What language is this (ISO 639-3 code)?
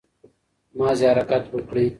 pus